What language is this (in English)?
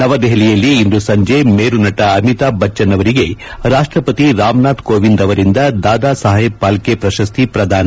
Kannada